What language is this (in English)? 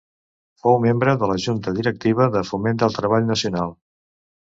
Catalan